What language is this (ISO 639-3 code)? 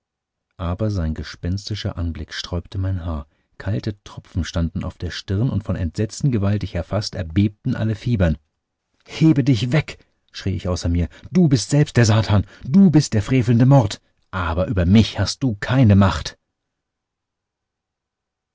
deu